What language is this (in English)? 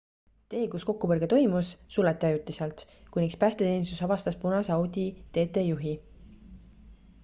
Estonian